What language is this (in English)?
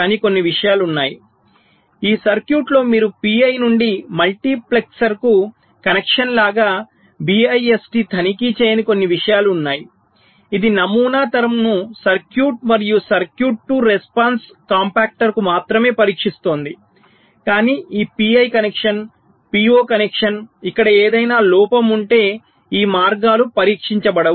Telugu